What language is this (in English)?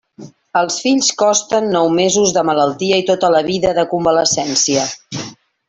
Catalan